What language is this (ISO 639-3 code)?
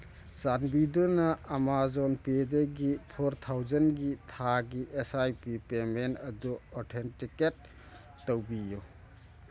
mni